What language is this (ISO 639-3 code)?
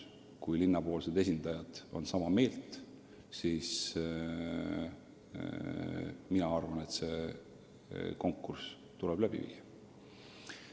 est